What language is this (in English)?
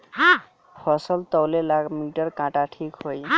Bhojpuri